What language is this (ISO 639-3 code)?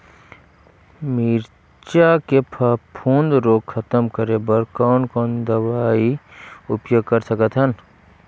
hne